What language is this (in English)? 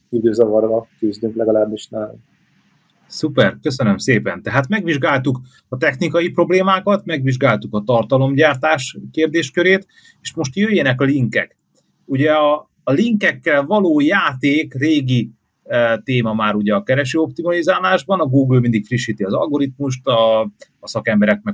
Hungarian